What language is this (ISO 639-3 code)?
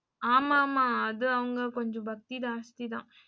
tam